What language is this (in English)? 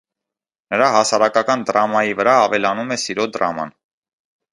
Armenian